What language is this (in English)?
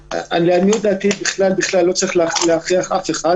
Hebrew